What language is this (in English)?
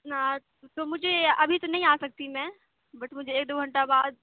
Urdu